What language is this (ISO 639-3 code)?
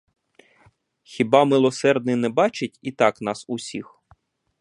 ukr